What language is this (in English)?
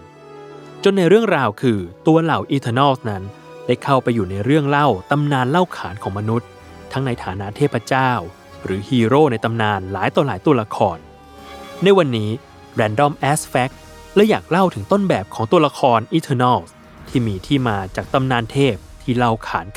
Thai